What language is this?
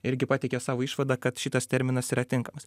Lithuanian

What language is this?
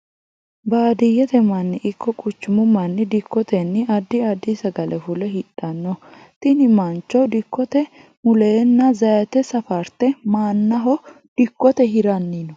Sidamo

